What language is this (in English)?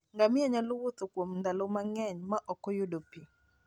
Luo (Kenya and Tanzania)